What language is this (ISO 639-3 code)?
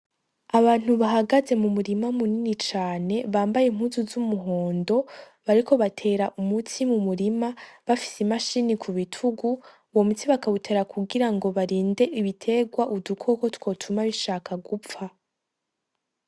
run